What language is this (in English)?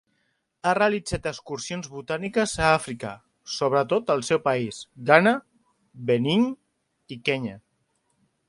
Catalan